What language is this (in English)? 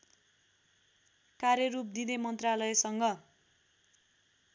Nepali